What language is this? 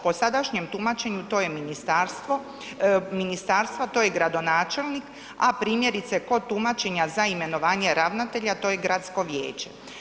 Croatian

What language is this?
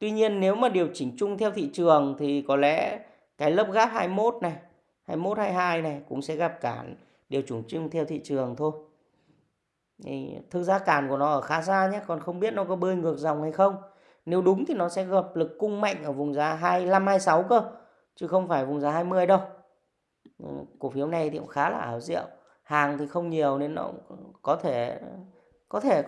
Vietnamese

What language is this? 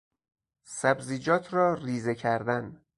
Persian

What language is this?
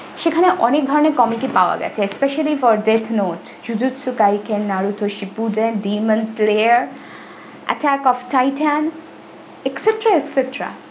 Bangla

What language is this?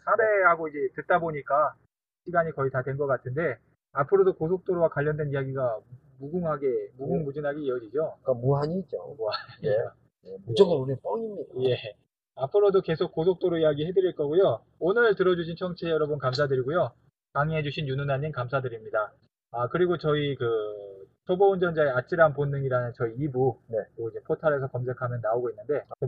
Korean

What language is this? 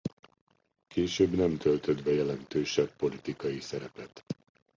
Hungarian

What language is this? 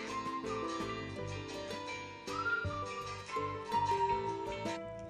Filipino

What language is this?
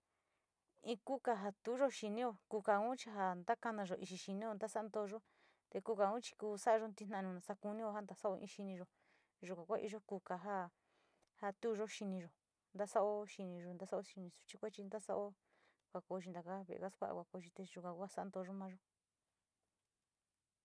Sinicahua Mixtec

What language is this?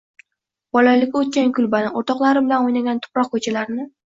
Uzbek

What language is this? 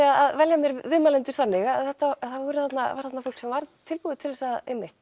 Icelandic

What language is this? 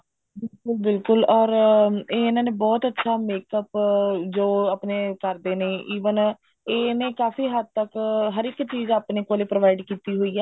Punjabi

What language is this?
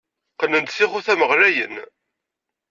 Kabyle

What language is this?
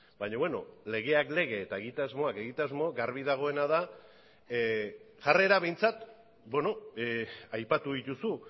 Basque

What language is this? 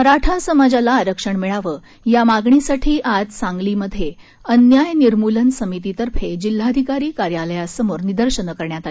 Marathi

